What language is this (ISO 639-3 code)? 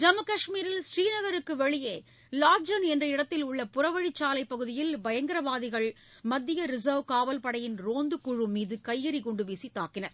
tam